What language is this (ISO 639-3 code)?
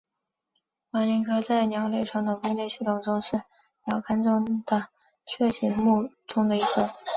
zho